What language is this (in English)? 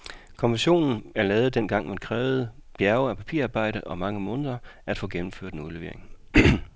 Danish